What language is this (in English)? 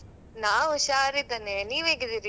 Kannada